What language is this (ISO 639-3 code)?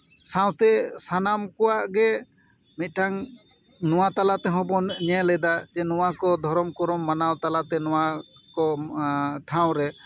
sat